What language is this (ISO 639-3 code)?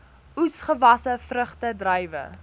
afr